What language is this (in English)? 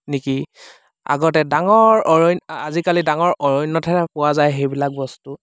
Assamese